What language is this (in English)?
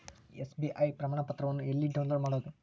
Kannada